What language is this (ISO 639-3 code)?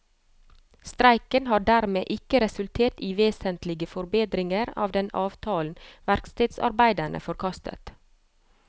nor